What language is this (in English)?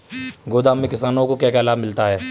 Hindi